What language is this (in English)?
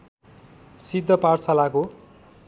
Nepali